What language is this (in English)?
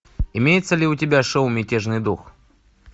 Russian